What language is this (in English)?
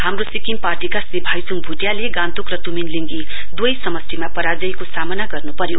Nepali